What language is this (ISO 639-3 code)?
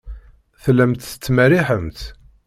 kab